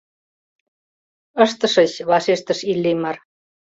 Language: Mari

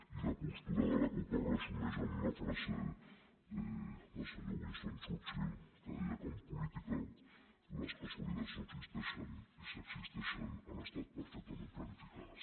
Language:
Catalan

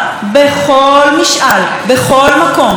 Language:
Hebrew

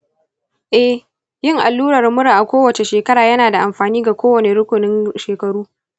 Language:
Hausa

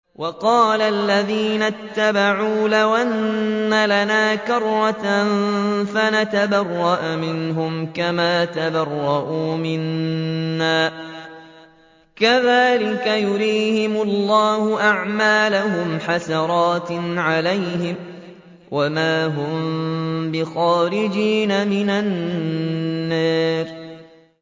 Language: Arabic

